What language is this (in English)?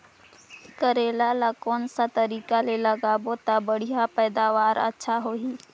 Chhattisgarhi